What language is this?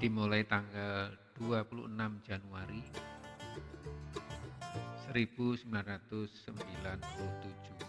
Indonesian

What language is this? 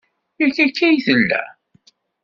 Kabyle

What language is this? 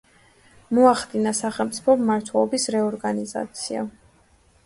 Georgian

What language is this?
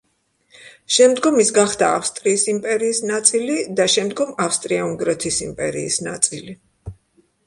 Georgian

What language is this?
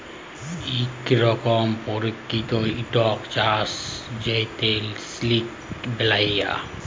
Bangla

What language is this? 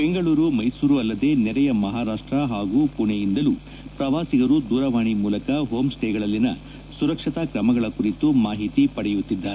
Kannada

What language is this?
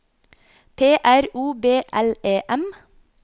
Norwegian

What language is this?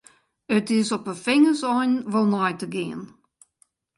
Western Frisian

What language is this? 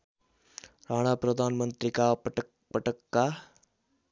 Nepali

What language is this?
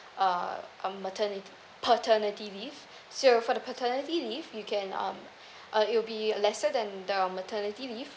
English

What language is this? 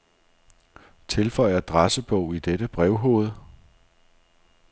Danish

